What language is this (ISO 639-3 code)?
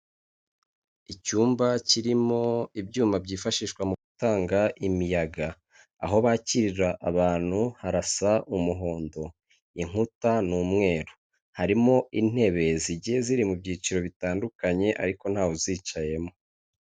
kin